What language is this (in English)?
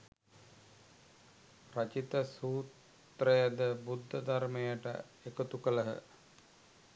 Sinhala